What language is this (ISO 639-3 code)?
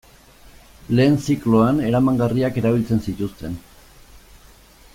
eus